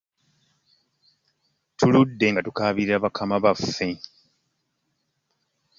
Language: Ganda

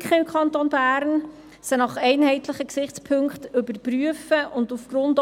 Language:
Swiss German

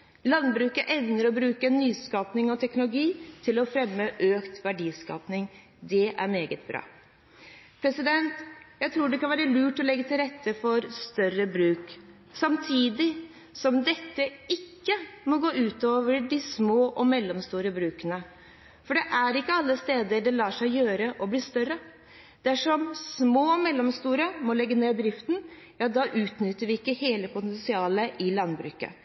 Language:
Norwegian Bokmål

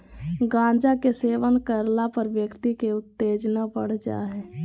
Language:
Magahi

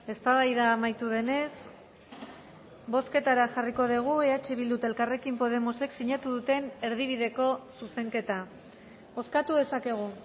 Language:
Basque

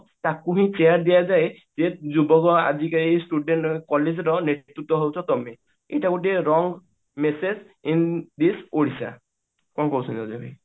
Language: Odia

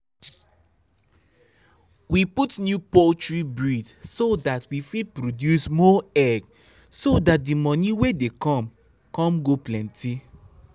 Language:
Nigerian Pidgin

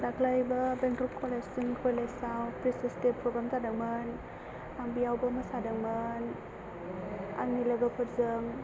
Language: Bodo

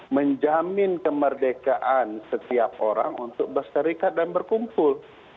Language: Indonesian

